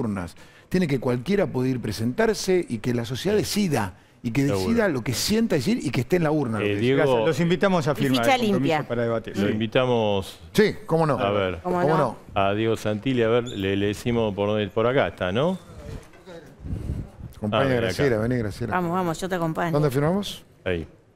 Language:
Spanish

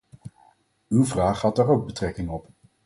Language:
Dutch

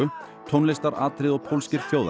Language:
Icelandic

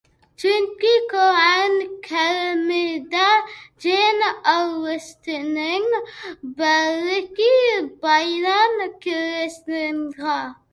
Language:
Uyghur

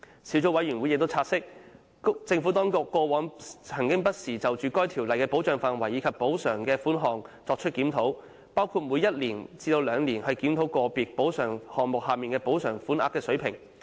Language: Cantonese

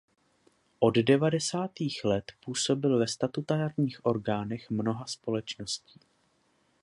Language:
Czech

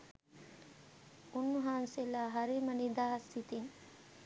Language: Sinhala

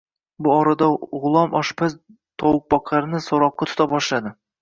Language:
Uzbek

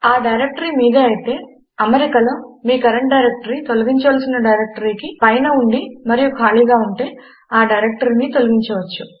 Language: Telugu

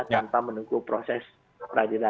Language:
Indonesian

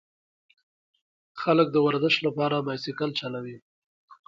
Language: Pashto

